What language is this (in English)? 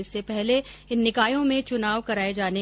Hindi